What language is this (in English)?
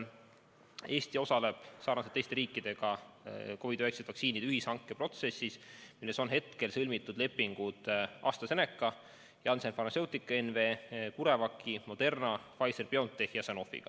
Estonian